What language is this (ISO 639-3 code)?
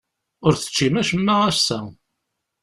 kab